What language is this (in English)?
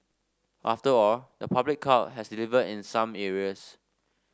English